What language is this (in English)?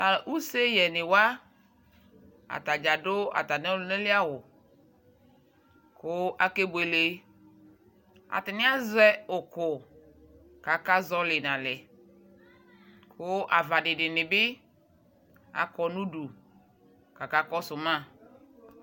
Ikposo